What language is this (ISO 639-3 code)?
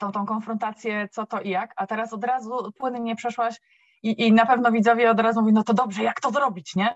pol